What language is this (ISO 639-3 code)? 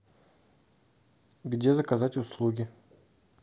rus